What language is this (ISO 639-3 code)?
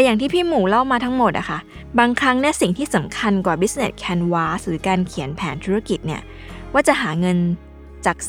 tha